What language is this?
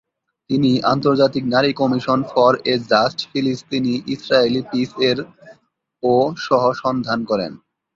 Bangla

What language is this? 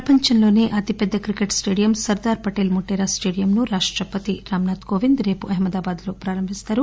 Telugu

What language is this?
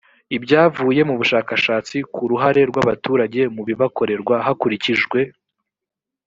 Kinyarwanda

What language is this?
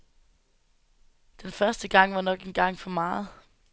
Danish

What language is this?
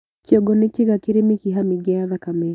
Kikuyu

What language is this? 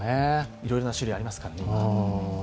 Japanese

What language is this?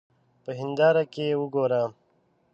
Pashto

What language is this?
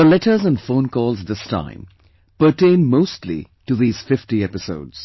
English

